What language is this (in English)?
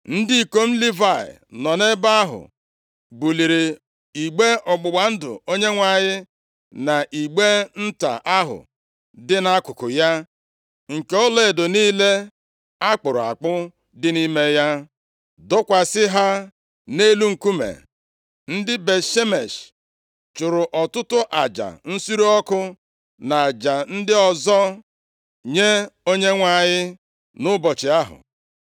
Igbo